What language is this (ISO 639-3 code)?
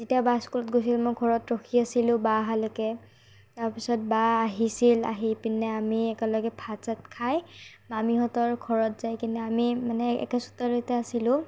asm